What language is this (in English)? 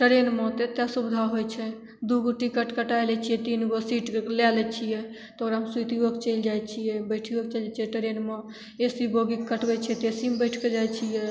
Maithili